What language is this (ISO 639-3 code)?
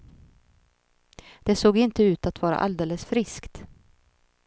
swe